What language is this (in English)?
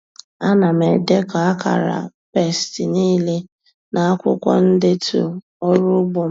Igbo